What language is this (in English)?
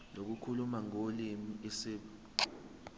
Zulu